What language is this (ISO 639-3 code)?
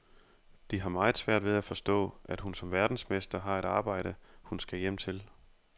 dan